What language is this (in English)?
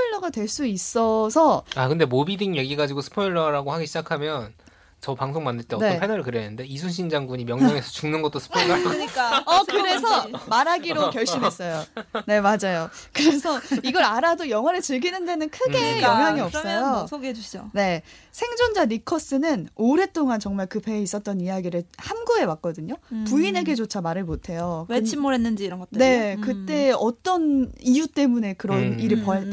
Korean